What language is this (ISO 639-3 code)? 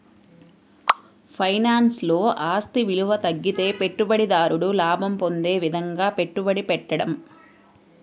tel